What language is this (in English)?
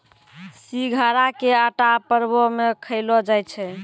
Maithili